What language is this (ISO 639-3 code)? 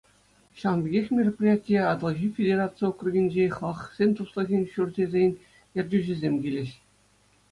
chv